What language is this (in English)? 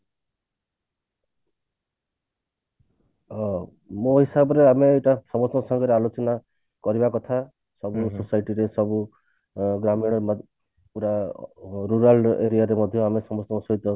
Odia